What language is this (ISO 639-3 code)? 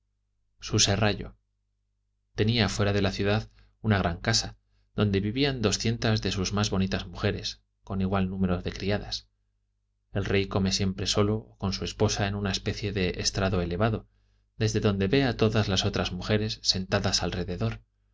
spa